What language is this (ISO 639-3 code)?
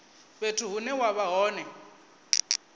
ven